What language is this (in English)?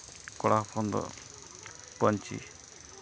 Santali